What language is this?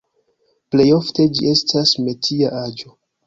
Esperanto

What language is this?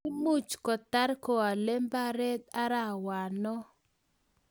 Kalenjin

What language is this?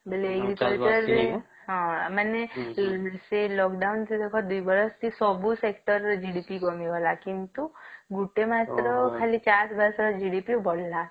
Odia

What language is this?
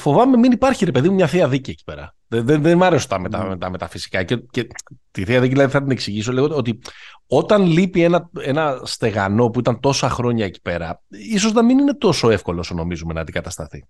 Greek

